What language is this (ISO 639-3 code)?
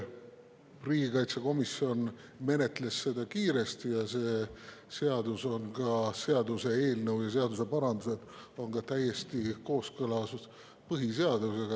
est